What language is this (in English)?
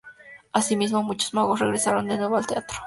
Spanish